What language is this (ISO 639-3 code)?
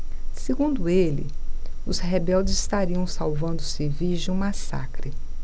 por